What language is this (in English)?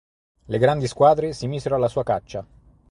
Italian